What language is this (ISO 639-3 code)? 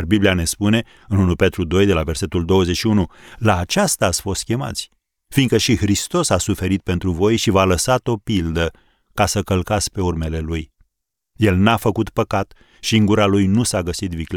ron